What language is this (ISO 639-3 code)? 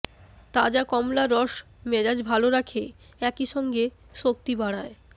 ben